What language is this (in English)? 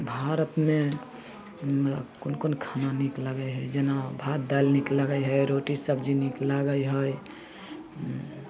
Maithili